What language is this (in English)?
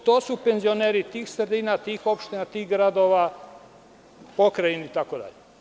Serbian